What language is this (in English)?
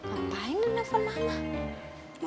Indonesian